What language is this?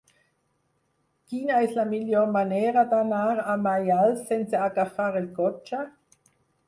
Catalan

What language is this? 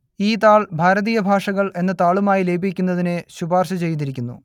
Malayalam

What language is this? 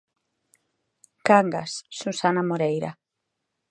Galician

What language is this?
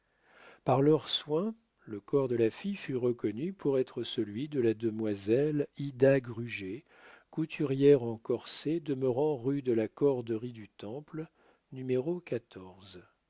French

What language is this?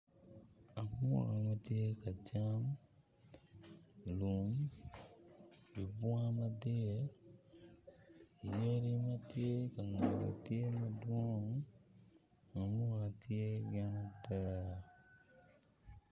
Acoli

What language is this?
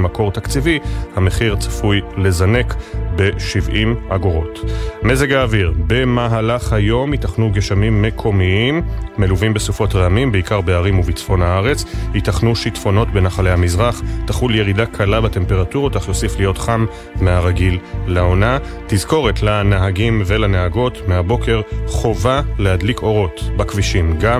Hebrew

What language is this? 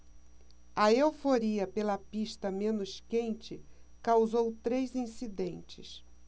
Portuguese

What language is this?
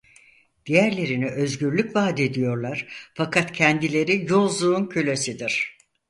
Turkish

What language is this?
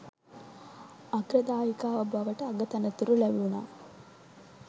Sinhala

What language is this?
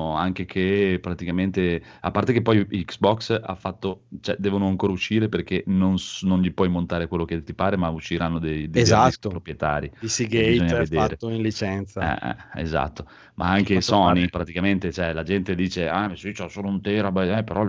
Italian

